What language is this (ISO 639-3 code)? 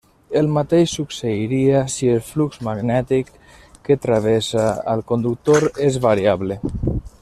cat